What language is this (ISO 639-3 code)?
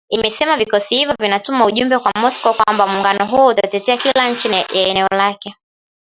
swa